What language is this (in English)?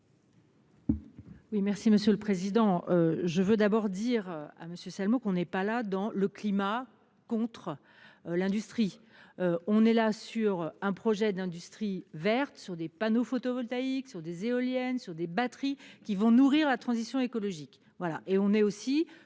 French